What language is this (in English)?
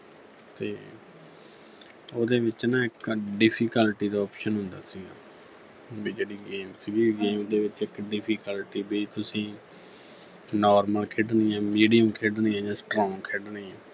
Punjabi